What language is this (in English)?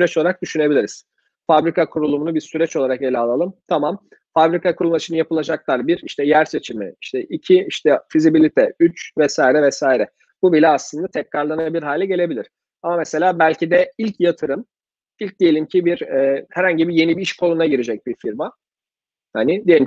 Turkish